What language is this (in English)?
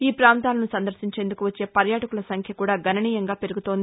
Telugu